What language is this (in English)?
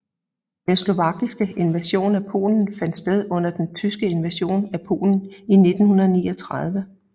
Danish